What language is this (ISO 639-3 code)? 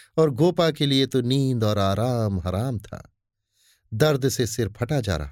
hin